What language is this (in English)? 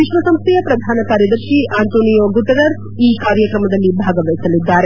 Kannada